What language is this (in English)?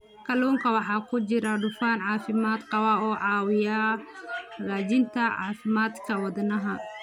Somali